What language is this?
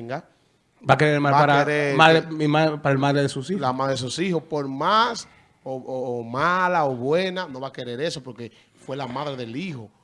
Spanish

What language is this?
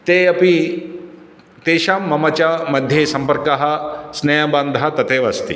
Sanskrit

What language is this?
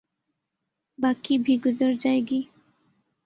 Urdu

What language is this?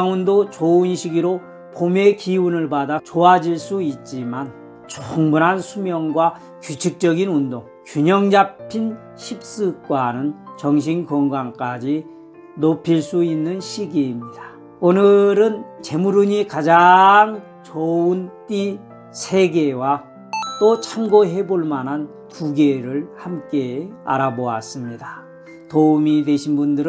Korean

